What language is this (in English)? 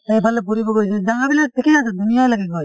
Assamese